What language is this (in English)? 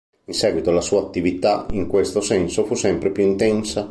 Italian